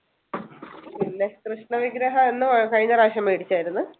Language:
Malayalam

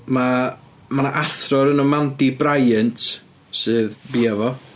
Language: Welsh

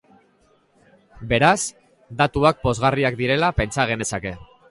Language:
Basque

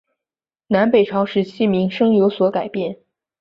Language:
Chinese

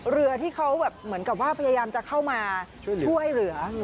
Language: Thai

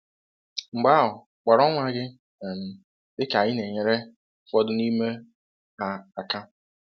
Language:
Igbo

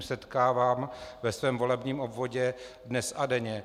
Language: Czech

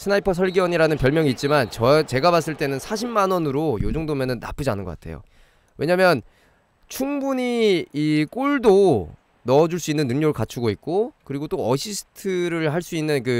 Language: Korean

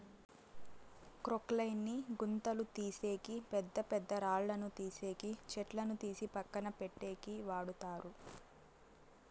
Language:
Telugu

